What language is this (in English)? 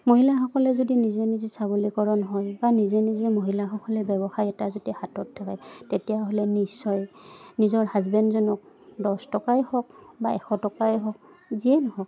Assamese